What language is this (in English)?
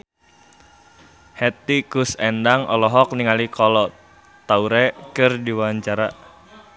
Sundanese